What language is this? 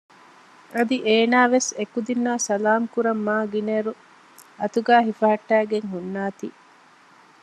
Divehi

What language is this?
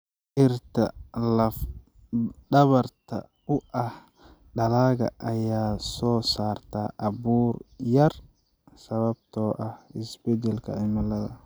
Somali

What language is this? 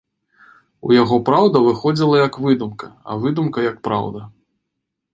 Belarusian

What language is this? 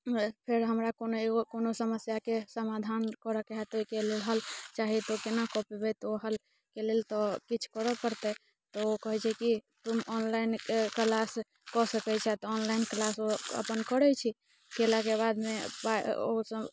Maithili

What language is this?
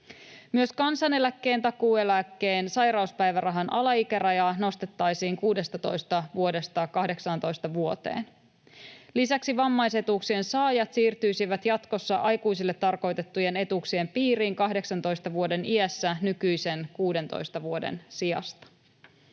Finnish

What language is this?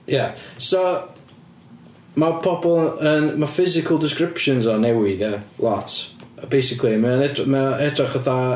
Welsh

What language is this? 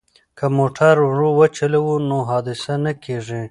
Pashto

